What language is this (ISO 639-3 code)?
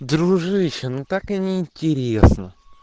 rus